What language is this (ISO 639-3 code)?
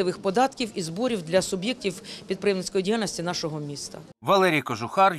rus